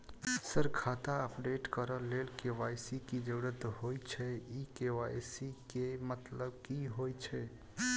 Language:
Maithili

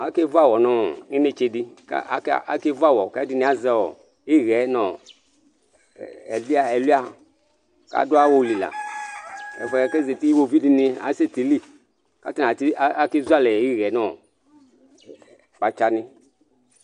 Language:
Ikposo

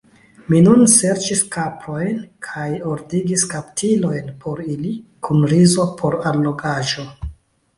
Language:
Esperanto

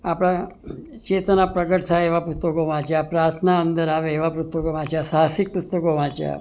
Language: Gujarati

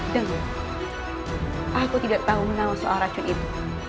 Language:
Indonesian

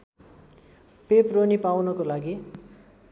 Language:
Nepali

